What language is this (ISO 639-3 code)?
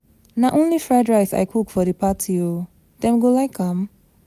pcm